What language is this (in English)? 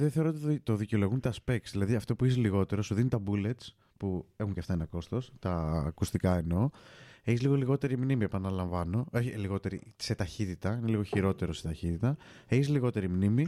Greek